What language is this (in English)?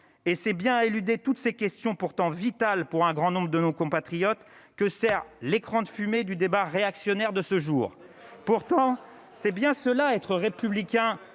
French